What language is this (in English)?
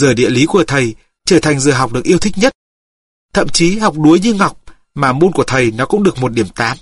Vietnamese